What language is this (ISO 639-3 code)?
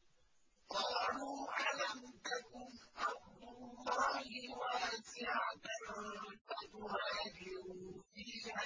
ara